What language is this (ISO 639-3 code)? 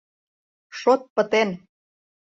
chm